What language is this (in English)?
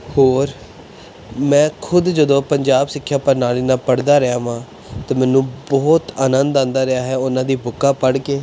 Punjabi